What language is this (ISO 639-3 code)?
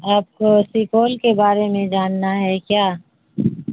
urd